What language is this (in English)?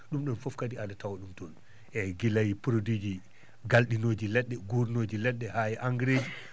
Fula